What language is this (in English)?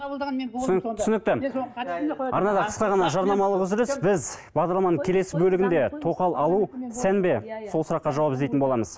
Kazakh